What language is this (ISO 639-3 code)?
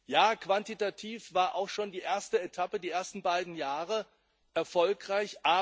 deu